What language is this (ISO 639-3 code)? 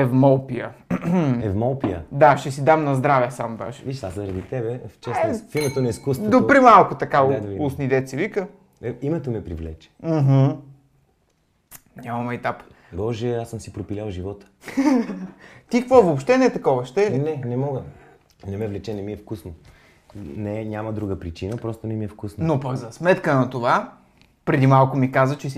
bul